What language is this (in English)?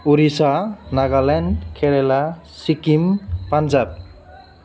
Bodo